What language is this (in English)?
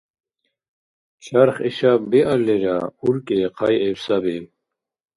Dargwa